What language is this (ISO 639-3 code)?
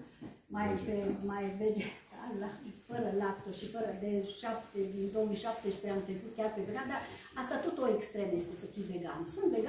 ron